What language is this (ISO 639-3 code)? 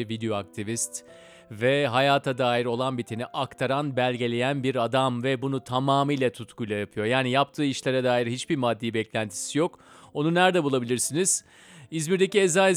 tur